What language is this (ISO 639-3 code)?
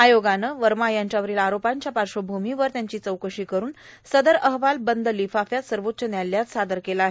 mar